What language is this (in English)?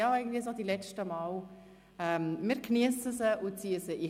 Swiss German